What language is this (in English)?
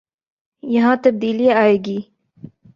Urdu